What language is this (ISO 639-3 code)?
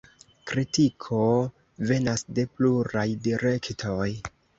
epo